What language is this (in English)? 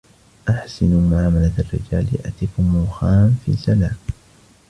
Arabic